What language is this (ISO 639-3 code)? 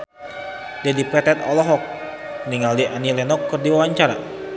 sun